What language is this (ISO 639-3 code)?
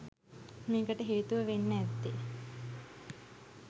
sin